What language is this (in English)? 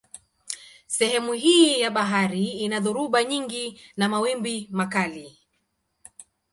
Swahili